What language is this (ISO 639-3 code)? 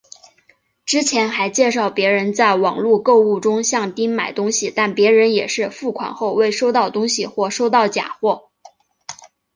zho